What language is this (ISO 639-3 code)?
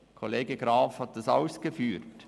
gsw